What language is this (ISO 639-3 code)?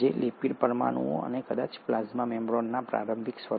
guj